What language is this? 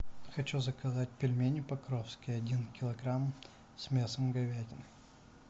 Russian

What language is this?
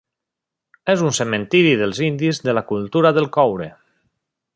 Catalan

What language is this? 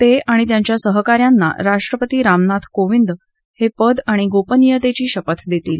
Marathi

